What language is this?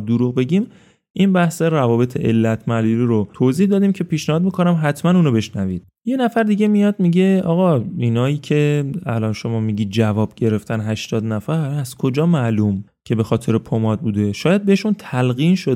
Persian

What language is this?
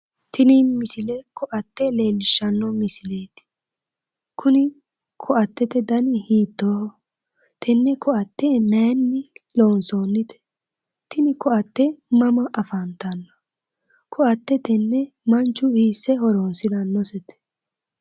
Sidamo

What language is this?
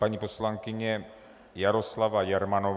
Czech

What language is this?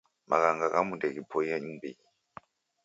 Taita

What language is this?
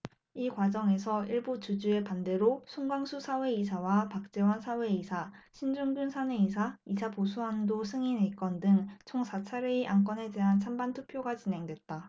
Korean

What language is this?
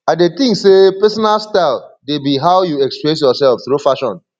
Nigerian Pidgin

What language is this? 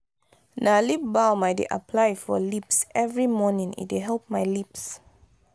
Nigerian Pidgin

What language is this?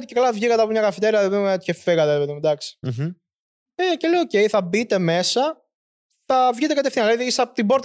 Greek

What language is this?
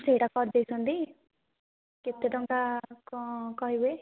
Odia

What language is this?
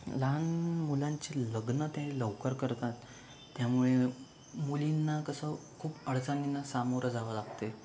Marathi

